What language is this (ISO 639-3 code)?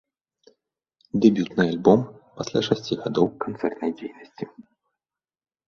bel